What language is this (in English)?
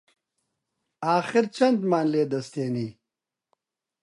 Central Kurdish